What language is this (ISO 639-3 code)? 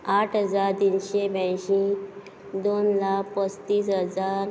kok